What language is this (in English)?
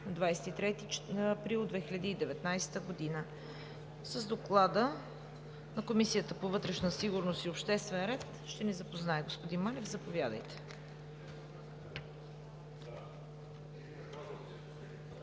Bulgarian